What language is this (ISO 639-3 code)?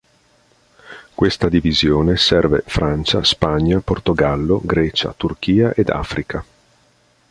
ita